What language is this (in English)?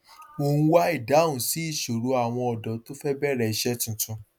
Yoruba